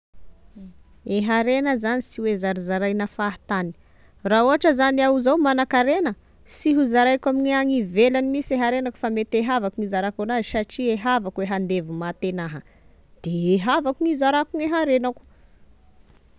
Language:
Tesaka Malagasy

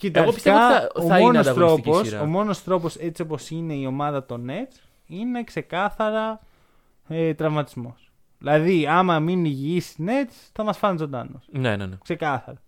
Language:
Greek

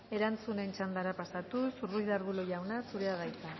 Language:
Basque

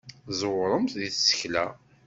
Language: Kabyle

